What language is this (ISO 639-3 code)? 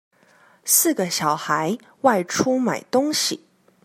zho